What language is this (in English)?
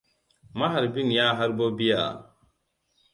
Hausa